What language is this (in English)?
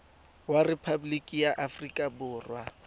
Tswana